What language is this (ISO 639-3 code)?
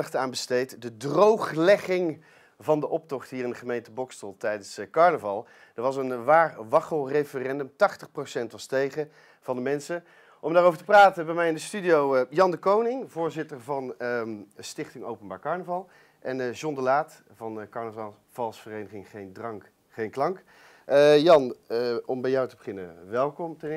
nld